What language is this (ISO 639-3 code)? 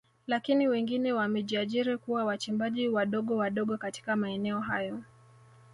swa